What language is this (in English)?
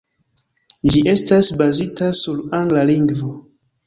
Esperanto